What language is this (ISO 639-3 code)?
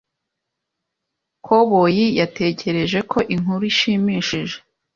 kin